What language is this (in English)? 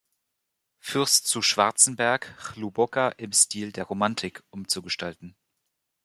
German